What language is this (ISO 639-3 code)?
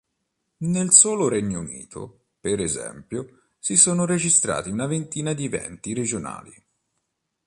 ita